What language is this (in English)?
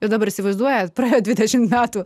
Lithuanian